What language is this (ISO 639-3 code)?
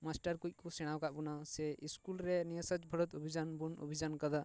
sat